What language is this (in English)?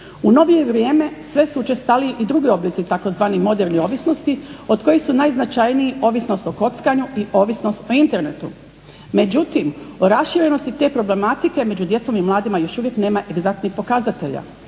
Croatian